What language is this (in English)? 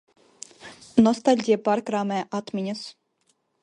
Latvian